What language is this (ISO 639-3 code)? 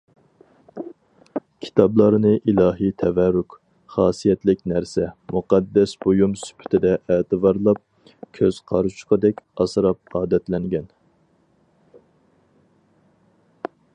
uig